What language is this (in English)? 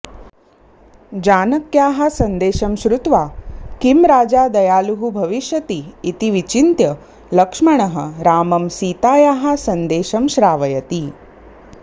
Sanskrit